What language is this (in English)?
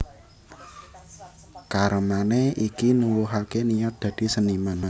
Javanese